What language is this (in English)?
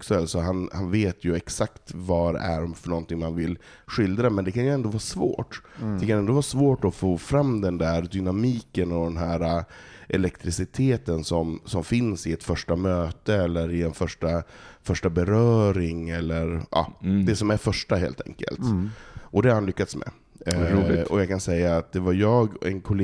Swedish